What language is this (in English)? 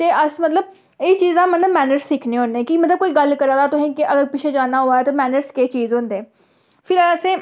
Dogri